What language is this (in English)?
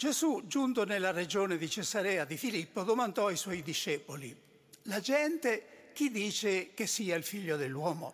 Italian